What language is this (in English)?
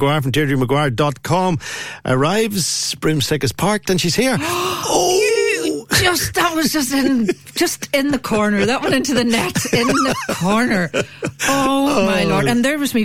English